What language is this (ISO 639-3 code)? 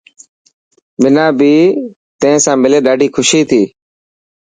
mki